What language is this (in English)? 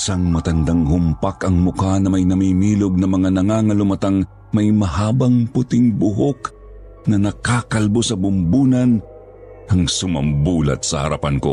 Filipino